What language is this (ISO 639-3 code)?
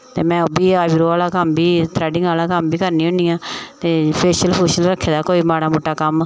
doi